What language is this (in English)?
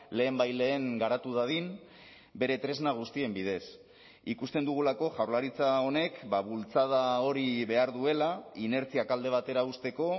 Basque